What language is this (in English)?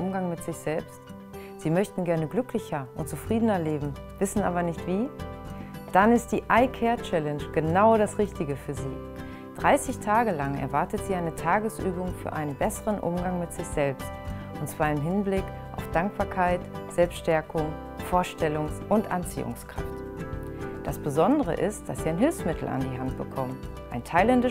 German